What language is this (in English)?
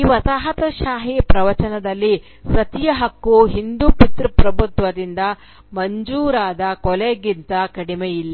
Kannada